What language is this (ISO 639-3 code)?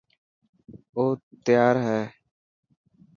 mki